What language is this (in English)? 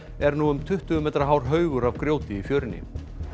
Icelandic